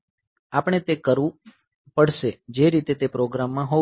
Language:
Gujarati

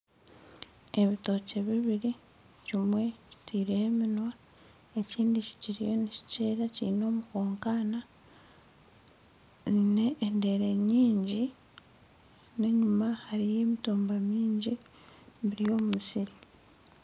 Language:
Nyankole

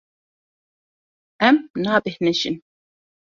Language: Kurdish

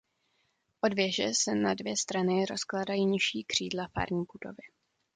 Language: Czech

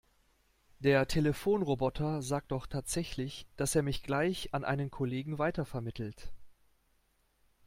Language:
German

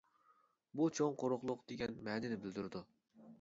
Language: Uyghur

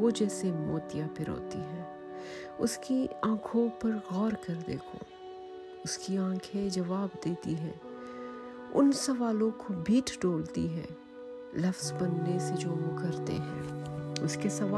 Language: Urdu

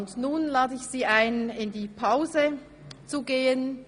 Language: Swiss German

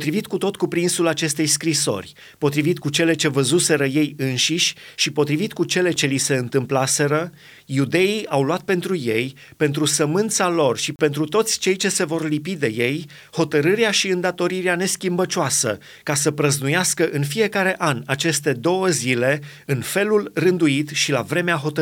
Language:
Romanian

